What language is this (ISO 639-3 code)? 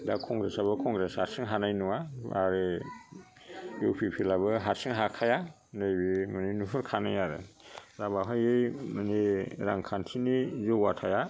brx